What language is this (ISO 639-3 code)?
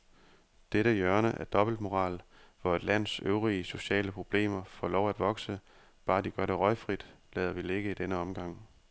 dan